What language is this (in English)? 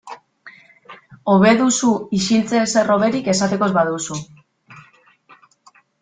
Basque